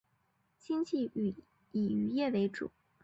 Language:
Chinese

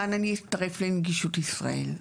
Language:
Hebrew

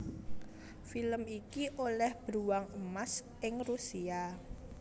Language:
Javanese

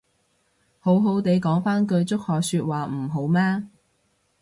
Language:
Cantonese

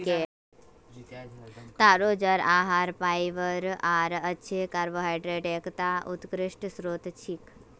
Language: Magahi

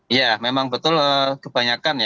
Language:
Indonesian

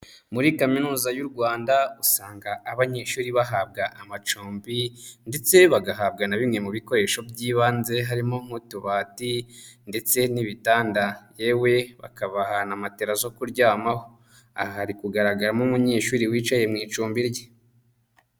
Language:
Kinyarwanda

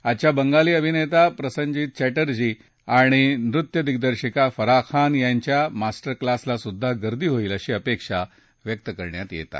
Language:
Marathi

